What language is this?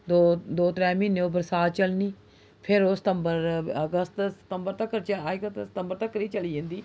Dogri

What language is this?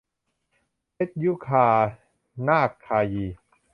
Thai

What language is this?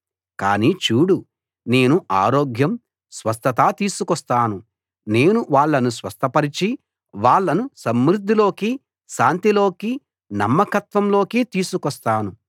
Telugu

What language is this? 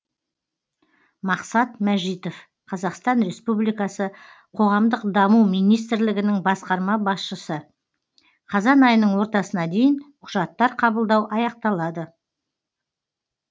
Kazakh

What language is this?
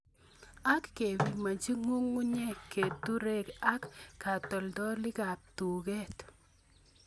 Kalenjin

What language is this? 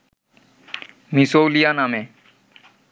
Bangla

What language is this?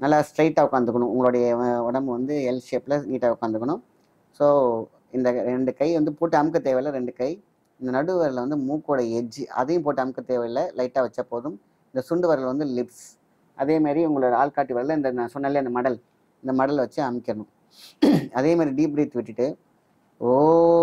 Tamil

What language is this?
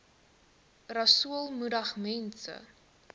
Afrikaans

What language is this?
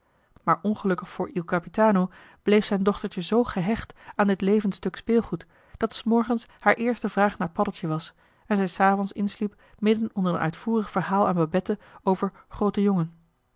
Dutch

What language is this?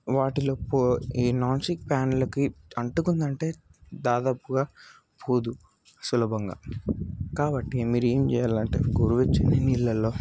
Telugu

